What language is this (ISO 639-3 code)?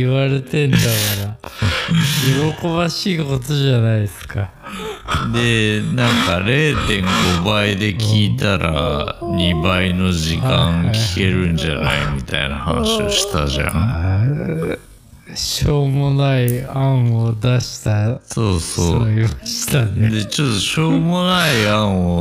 jpn